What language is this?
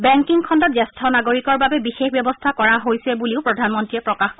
Assamese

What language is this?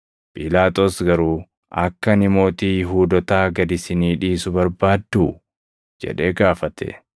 Oromo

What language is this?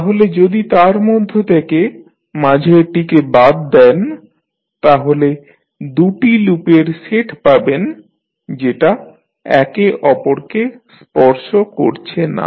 Bangla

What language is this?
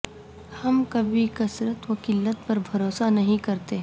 Urdu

